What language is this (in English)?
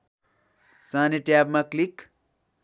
Nepali